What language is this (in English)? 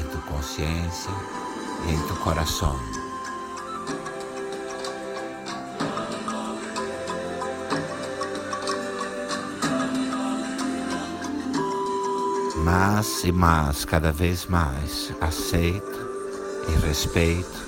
Portuguese